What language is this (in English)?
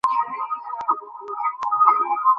Bangla